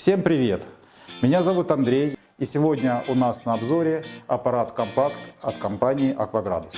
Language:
Russian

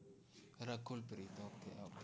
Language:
Gujarati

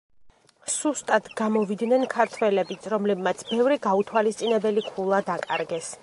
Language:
Georgian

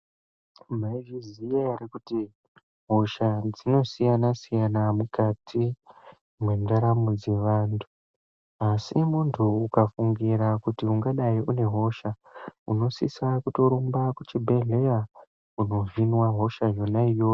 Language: Ndau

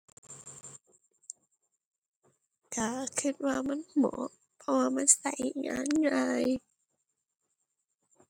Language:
Thai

